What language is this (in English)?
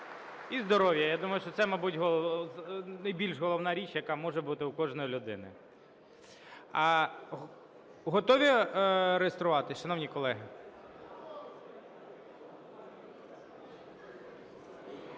Ukrainian